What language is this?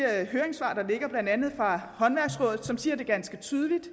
Danish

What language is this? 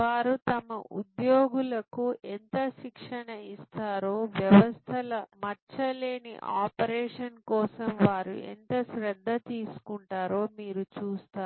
Telugu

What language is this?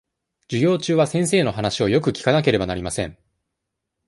Japanese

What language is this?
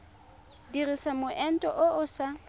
Tswana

